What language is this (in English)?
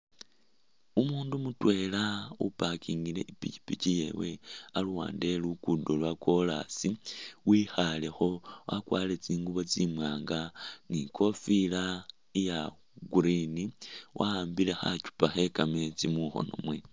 Masaaba